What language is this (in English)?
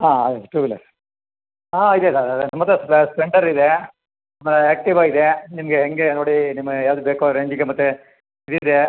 Kannada